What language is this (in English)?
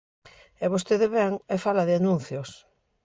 Galician